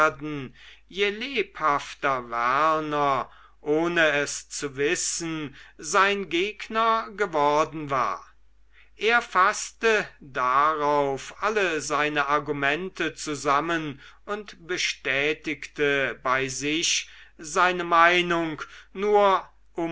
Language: German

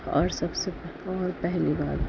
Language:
Urdu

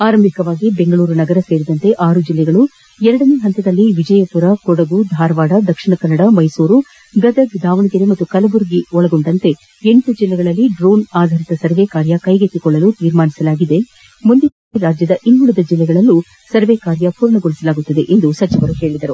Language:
Kannada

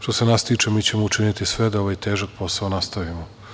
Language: Serbian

